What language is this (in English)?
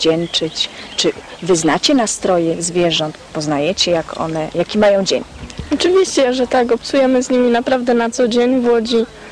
Polish